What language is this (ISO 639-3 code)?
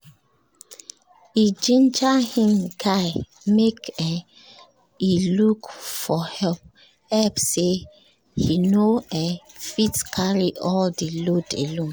pcm